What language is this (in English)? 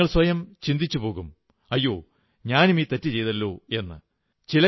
Malayalam